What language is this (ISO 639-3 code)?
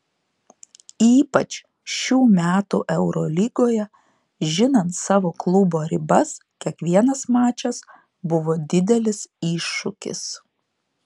lit